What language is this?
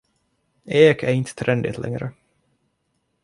Swedish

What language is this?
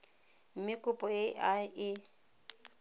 Tswana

